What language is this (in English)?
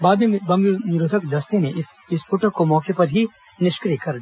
Hindi